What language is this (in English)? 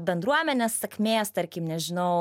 Lithuanian